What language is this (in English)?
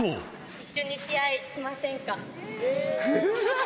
Japanese